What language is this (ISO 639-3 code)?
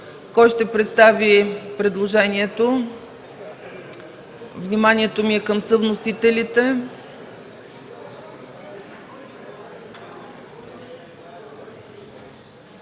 bul